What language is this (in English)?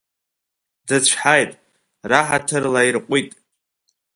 Abkhazian